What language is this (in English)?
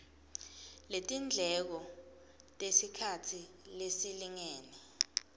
Swati